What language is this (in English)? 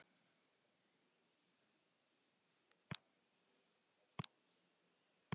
Icelandic